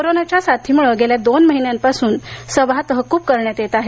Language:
Marathi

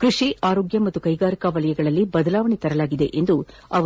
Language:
Kannada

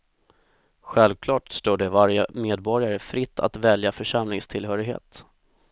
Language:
Swedish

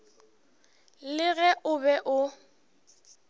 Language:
Northern Sotho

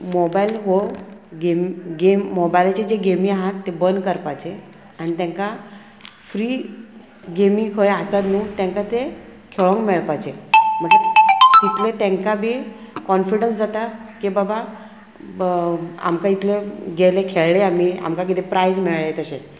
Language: Konkani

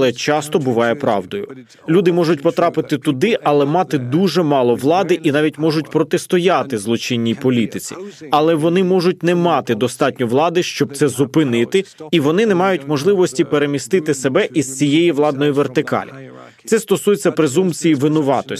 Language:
Ukrainian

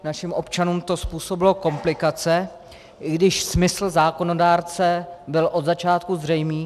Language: Czech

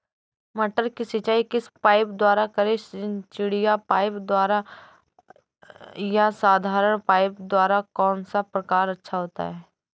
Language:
Hindi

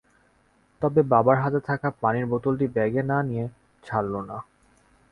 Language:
Bangla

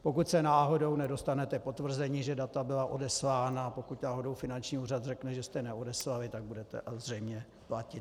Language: Czech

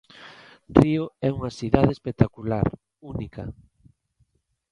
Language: Galician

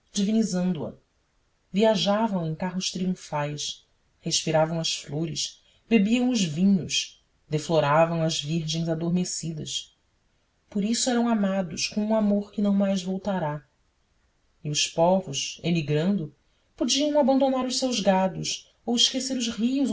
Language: Portuguese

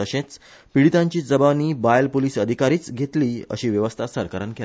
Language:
Konkani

